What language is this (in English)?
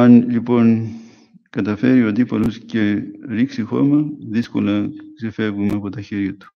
Greek